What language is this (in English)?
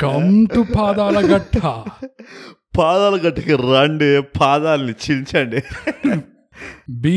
Telugu